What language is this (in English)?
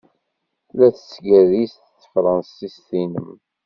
Kabyle